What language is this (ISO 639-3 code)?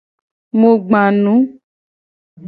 gej